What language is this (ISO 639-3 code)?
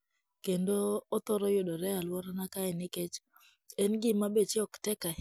luo